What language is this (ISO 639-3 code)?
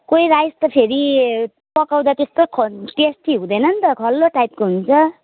nep